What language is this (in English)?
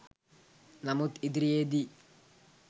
Sinhala